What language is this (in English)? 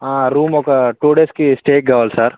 Telugu